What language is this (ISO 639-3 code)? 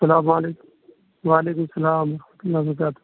urd